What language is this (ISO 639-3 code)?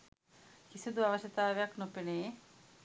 sin